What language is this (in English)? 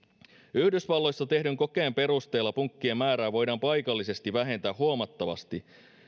Finnish